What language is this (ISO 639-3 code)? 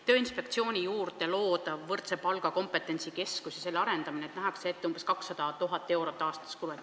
est